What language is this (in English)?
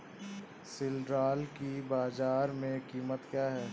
Hindi